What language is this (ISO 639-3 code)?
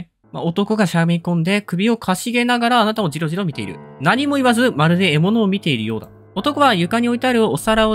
jpn